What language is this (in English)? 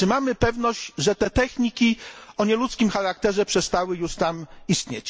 Polish